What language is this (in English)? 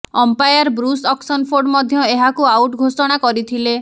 Odia